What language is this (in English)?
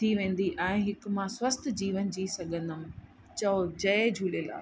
Sindhi